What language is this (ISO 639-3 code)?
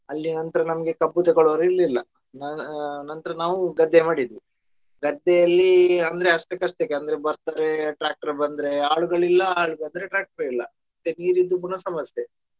kan